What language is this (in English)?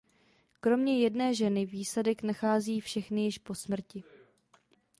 Czech